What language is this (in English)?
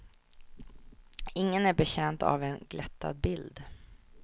Swedish